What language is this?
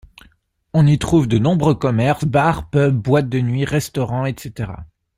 French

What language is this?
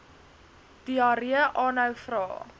Afrikaans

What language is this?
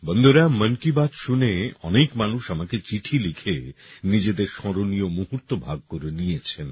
Bangla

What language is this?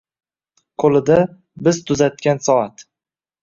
Uzbek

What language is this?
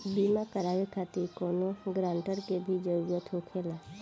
Bhojpuri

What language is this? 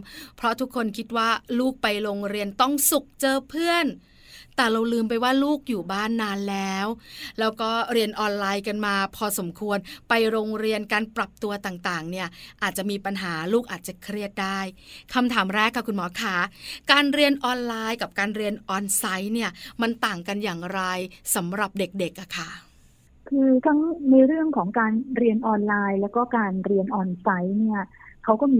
Thai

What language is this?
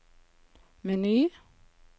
Norwegian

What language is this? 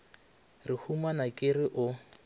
Northern Sotho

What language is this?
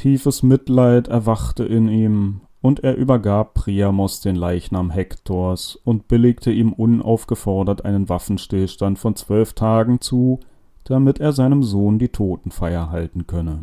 German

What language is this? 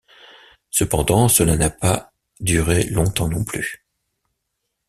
French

